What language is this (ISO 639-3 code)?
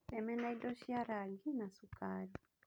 kik